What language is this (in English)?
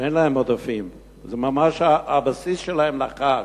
Hebrew